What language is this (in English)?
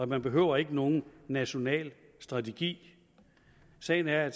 Danish